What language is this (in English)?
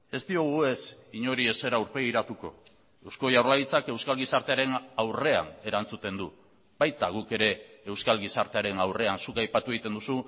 Basque